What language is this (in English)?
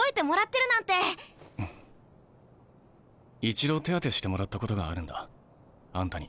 Japanese